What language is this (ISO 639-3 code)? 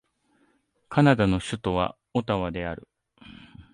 jpn